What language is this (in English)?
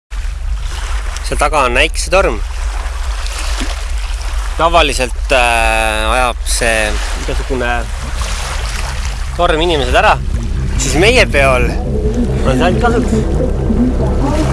Estonian